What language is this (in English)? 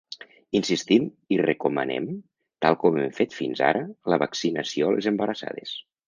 Catalan